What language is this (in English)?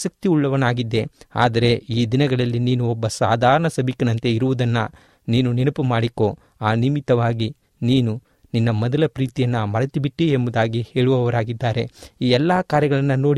Kannada